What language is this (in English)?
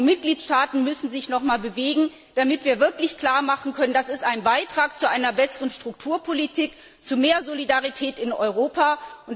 German